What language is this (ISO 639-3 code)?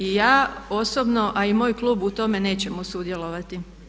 hrv